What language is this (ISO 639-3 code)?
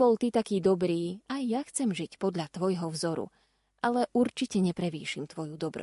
slk